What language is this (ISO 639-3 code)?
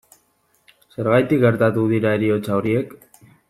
eus